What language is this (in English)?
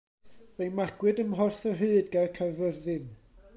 Welsh